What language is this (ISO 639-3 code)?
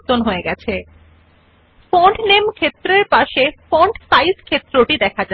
ben